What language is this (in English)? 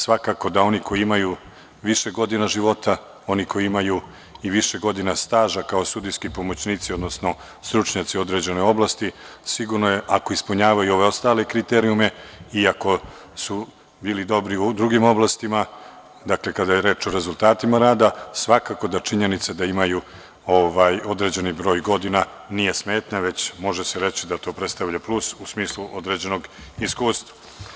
Serbian